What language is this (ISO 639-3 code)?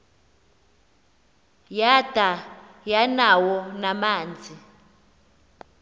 xho